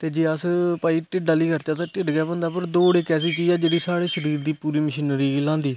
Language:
Dogri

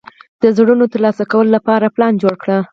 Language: Pashto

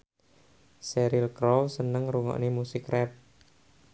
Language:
Javanese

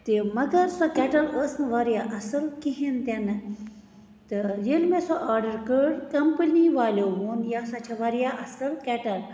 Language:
Kashmiri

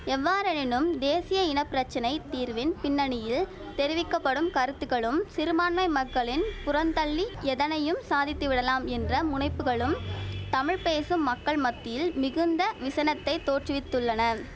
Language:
Tamil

